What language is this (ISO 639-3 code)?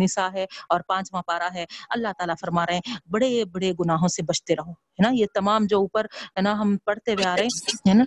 urd